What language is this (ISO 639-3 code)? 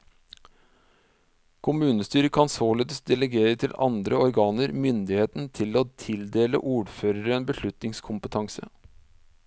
nor